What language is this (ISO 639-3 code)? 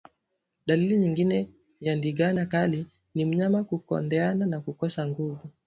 swa